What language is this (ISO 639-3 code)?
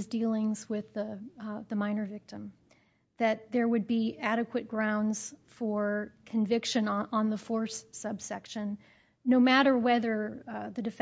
eng